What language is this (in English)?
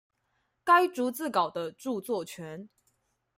Chinese